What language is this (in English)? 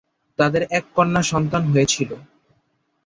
Bangla